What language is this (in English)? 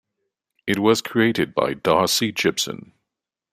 English